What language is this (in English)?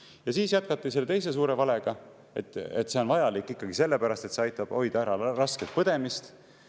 Estonian